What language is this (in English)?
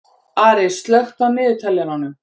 Icelandic